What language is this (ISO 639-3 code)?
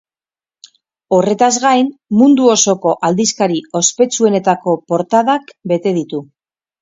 eus